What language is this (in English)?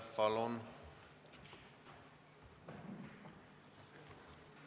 Estonian